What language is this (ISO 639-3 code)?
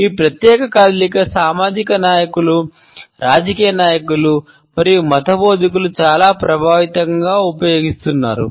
tel